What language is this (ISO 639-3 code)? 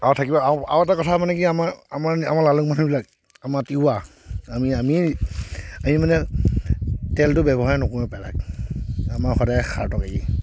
asm